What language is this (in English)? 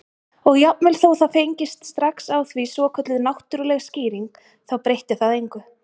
Icelandic